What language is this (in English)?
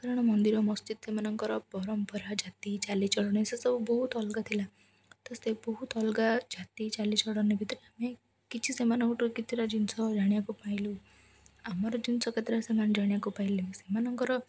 Odia